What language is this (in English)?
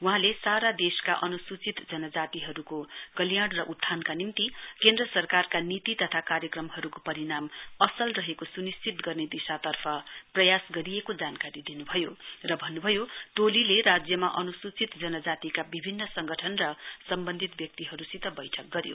Nepali